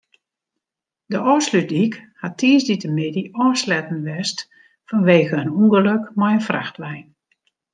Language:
Western Frisian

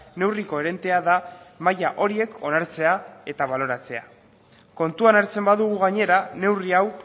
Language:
Basque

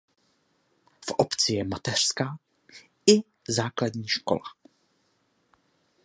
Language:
Czech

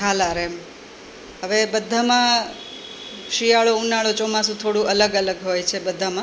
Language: Gujarati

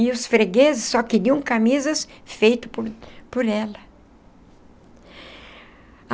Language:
Portuguese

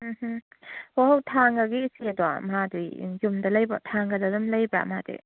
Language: Manipuri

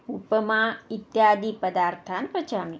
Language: Sanskrit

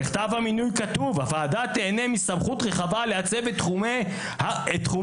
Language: Hebrew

